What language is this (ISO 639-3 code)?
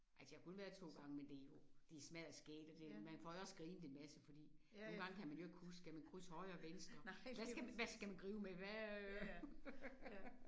dan